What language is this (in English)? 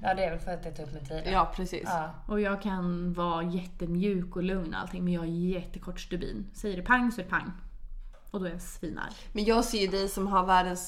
Swedish